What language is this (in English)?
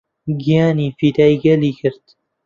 Central Kurdish